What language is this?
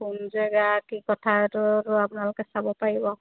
Assamese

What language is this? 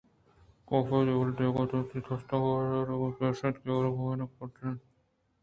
Eastern Balochi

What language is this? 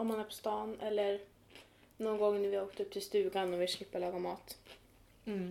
Swedish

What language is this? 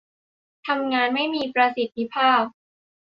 Thai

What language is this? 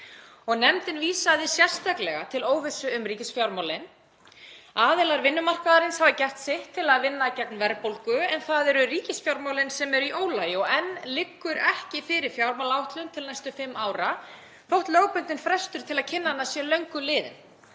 Icelandic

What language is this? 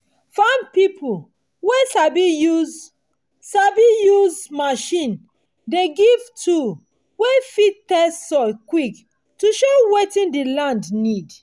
Nigerian Pidgin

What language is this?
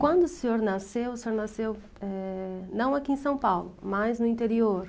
Portuguese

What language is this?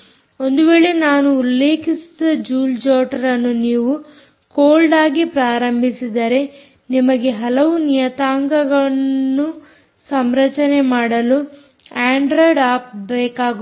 Kannada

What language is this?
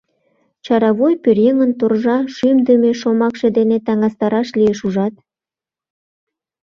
Mari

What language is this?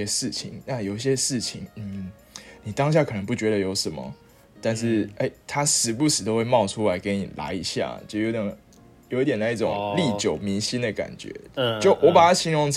Chinese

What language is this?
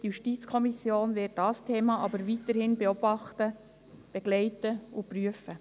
Swiss German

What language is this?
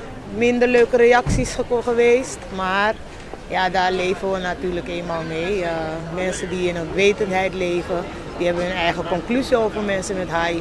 Dutch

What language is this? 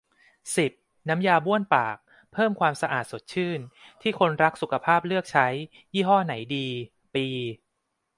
Thai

